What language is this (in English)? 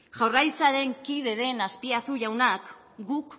Basque